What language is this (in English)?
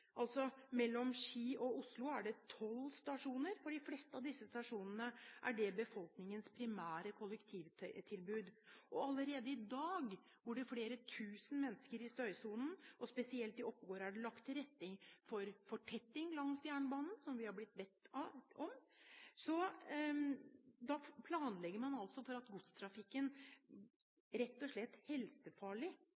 Norwegian Bokmål